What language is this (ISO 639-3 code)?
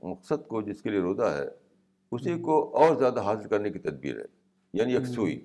urd